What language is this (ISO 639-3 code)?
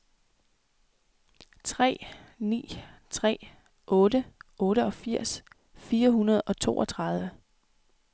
dan